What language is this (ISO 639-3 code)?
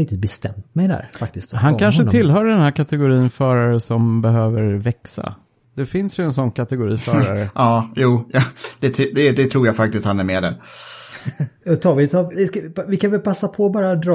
swe